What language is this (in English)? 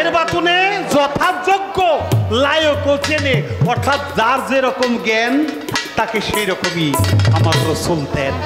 Bangla